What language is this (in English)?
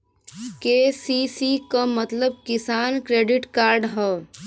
Bhojpuri